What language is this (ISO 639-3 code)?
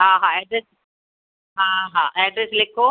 snd